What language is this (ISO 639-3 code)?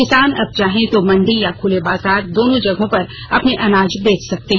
hin